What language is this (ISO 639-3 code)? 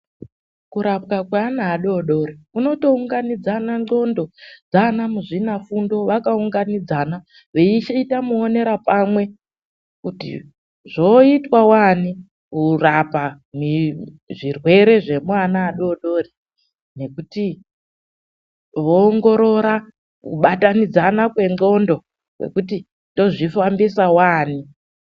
ndc